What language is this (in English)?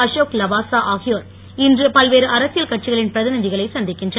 Tamil